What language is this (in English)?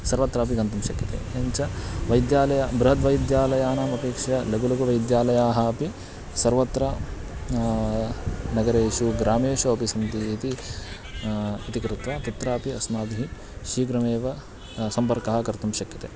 Sanskrit